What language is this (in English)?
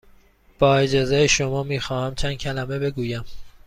Persian